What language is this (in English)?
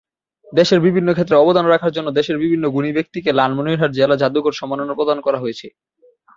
Bangla